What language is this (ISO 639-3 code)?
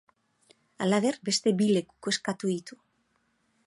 eus